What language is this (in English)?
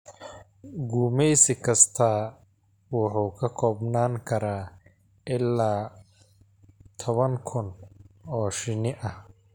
Somali